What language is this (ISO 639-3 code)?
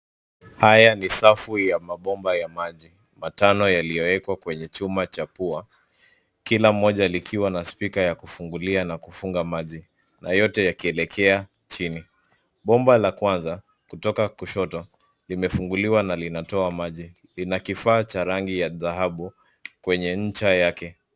swa